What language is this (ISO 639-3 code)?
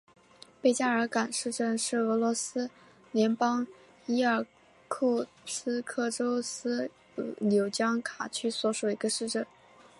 zho